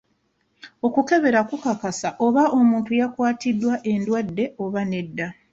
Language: Ganda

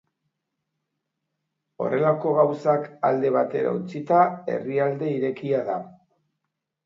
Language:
Basque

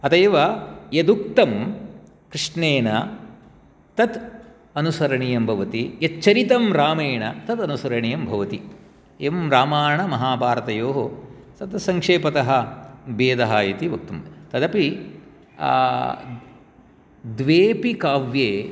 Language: Sanskrit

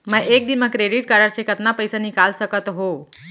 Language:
Chhattisgarhi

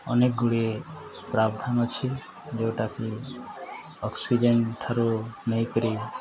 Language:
Odia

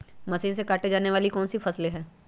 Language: Magahi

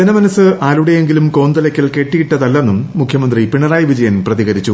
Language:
Malayalam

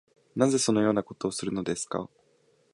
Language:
Japanese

